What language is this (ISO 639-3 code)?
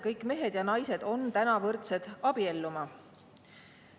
est